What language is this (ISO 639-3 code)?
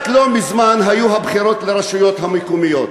heb